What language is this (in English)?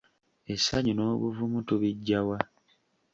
Ganda